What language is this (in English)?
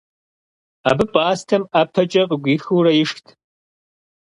Kabardian